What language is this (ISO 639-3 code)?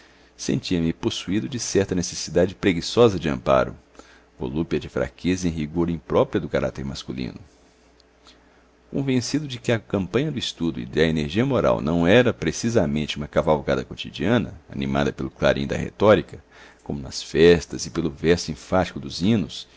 por